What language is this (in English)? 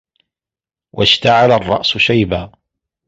Arabic